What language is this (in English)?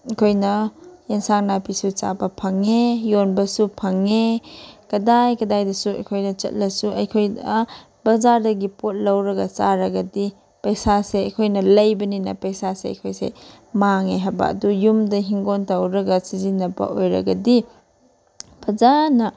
Manipuri